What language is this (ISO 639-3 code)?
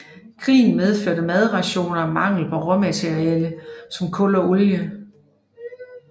dan